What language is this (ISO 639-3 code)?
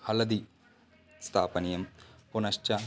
san